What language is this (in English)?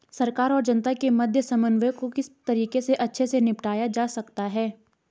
Hindi